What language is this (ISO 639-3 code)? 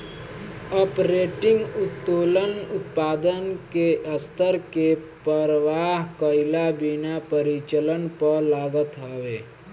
bho